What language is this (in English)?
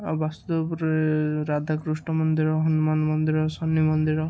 Odia